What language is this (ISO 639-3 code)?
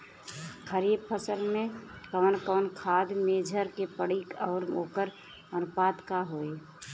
bho